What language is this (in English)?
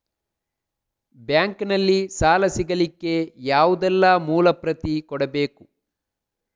Kannada